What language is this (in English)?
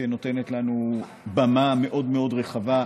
Hebrew